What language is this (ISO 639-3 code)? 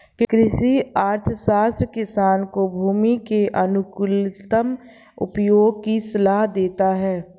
hin